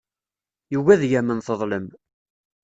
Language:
Kabyle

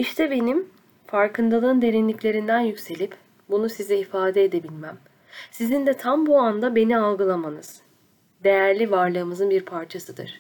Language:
Turkish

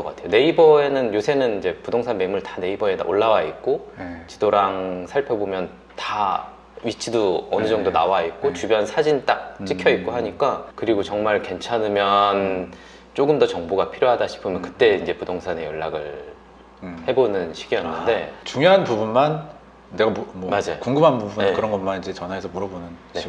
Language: Korean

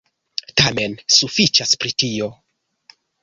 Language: Esperanto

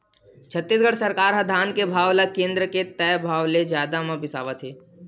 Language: Chhattisgarhi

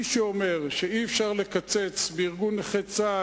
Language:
Hebrew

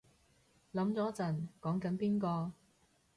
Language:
Cantonese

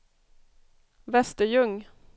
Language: Swedish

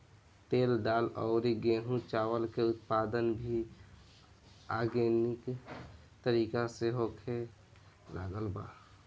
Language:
Bhojpuri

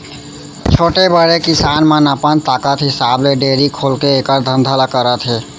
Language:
Chhattisgarhi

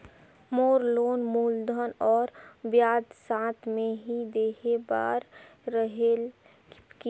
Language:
Chhattisgarhi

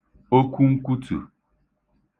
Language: Igbo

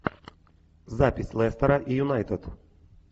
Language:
Russian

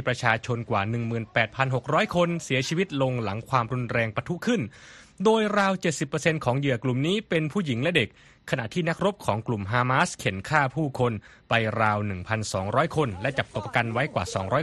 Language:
Thai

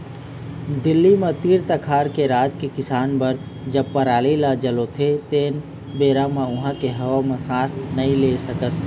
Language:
Chhattisgarhi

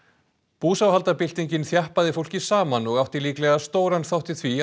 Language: Icelandic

